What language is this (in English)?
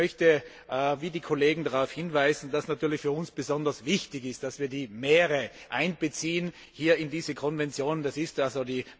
German